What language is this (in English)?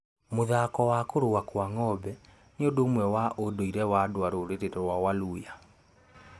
Kikuyu